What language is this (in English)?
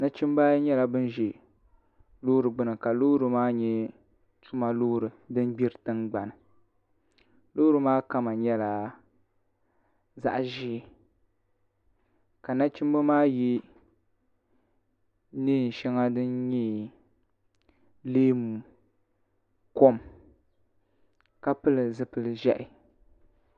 Dagbani